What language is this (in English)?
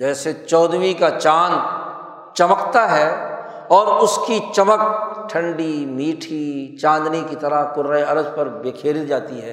Urdu